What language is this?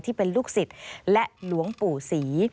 Thai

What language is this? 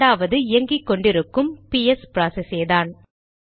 Tamil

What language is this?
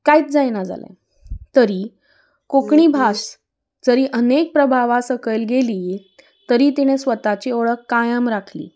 Konkani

